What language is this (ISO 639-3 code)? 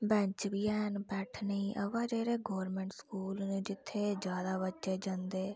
doi